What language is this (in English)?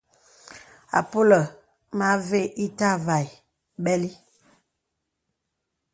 Bebele